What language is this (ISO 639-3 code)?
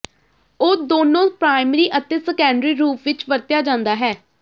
pan